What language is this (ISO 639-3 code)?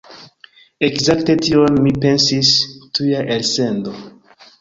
epo